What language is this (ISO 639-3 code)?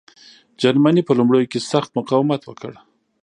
pus